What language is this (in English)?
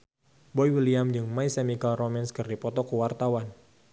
Sundanese